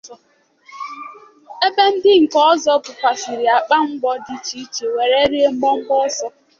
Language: Igbo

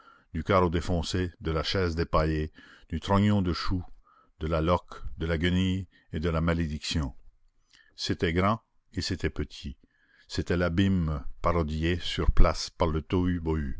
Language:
French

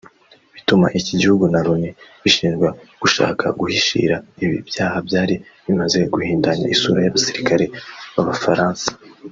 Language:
Kinyarwanda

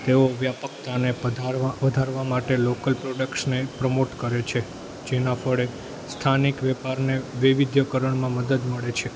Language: Gujarati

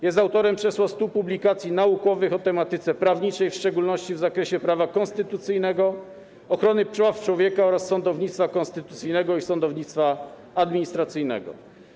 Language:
Polish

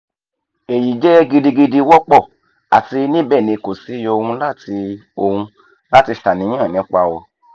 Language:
Yoruba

